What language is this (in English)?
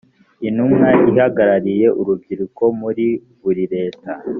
Kinyarwanda